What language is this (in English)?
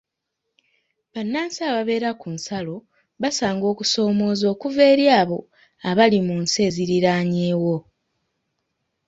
Ganda